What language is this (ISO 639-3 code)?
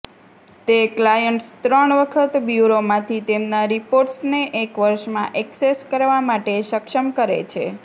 guj